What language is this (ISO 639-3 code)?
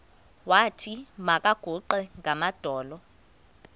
xho